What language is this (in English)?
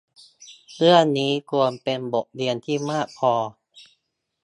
Thai